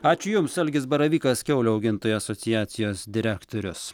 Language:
Lithuanian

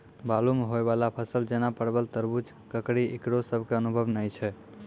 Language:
Maithili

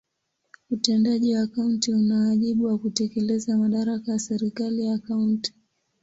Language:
Swahili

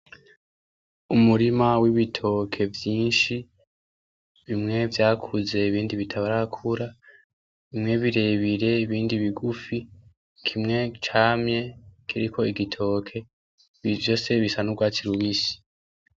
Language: Rundi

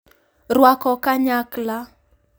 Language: Luo (Kenya and Tanzania)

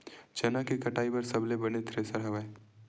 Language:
Chhattisgarhi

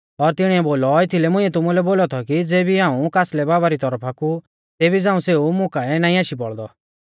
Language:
Mahasu Pahari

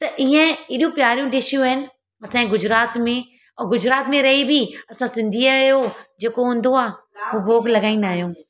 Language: Sindhi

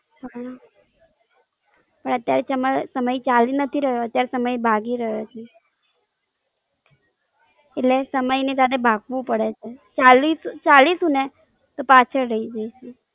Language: Gujarati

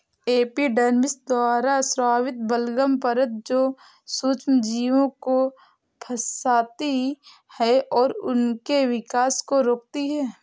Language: Hindi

